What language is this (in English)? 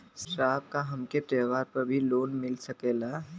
Bhojpuri